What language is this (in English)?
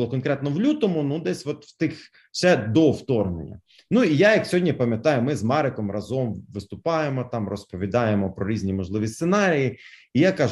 Ukrainian